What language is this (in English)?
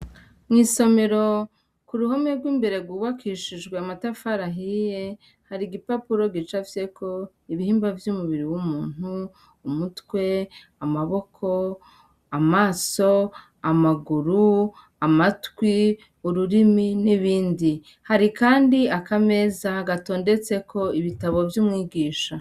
Rundi